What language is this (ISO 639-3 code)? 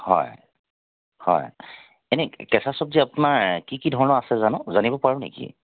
asm